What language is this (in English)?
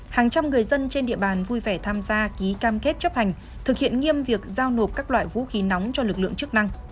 Vietnamese